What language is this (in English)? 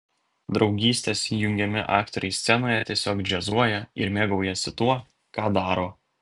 Lithuanian